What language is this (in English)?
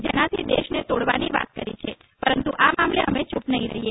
Gujarati